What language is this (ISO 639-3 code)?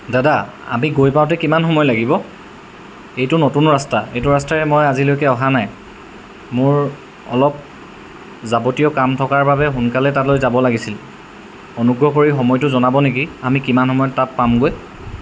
asm